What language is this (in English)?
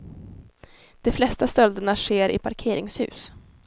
Swedish